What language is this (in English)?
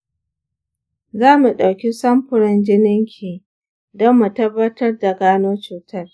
Hausa